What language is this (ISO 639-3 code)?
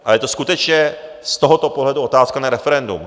ces